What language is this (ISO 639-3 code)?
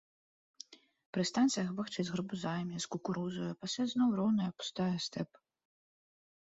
bel